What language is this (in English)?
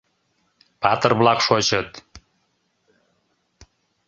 Mari